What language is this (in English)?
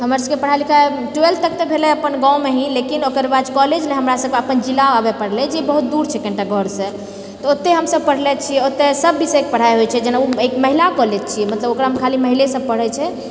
Maithili